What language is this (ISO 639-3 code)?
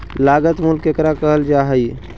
mag